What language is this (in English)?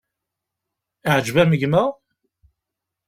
Kabyle